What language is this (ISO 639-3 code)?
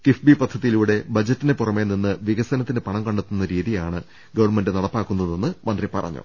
mal